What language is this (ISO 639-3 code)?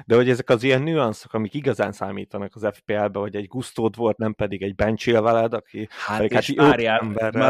hun